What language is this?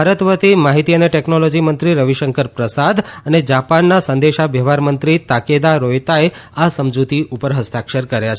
Gujarati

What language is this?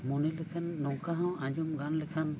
Santali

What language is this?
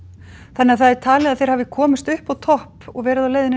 Icelandic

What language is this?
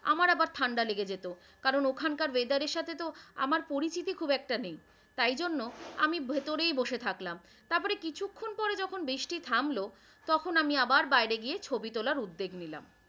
Bangla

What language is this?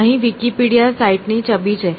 Gujarati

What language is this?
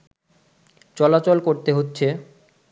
Bangla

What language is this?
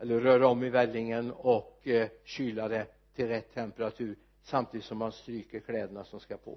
Swedish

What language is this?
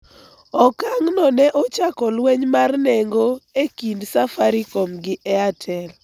Luo (Kenya and Tanzania)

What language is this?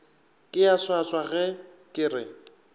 Northern Sotho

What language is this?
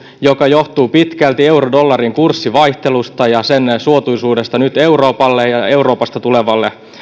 Finnish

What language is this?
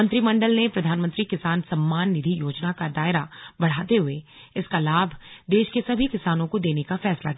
Hindi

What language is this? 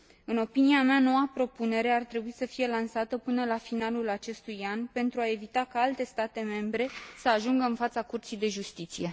Romanian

